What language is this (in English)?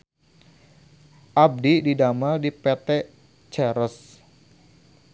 Sundanese